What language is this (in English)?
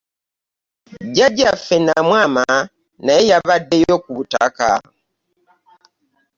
Ganda